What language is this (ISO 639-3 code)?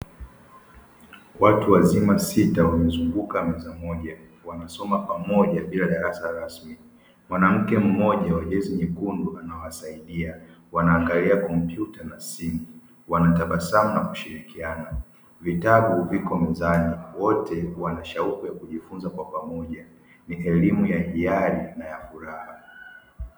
swa